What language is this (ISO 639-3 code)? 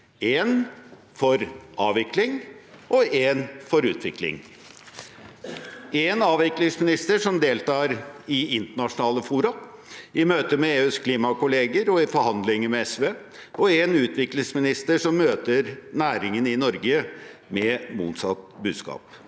nor